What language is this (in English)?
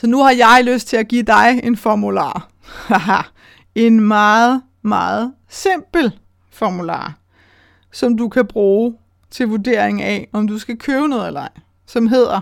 Danish